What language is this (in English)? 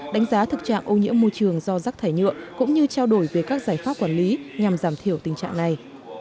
Vietnamese